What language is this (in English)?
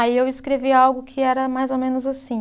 Portuguese